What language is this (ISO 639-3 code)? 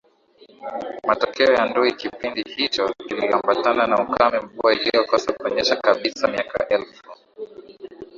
swa